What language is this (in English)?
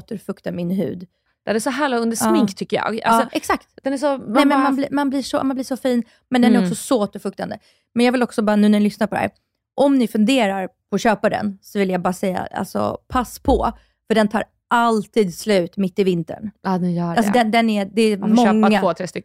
Swedish